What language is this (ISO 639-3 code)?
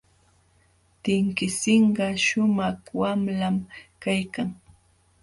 qxw